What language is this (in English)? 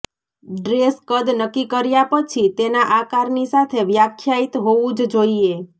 Gujarati